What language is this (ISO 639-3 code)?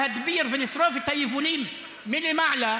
heb